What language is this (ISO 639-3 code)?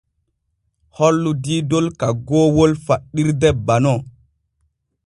fue